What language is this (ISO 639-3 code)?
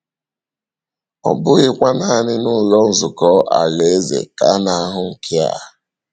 ibo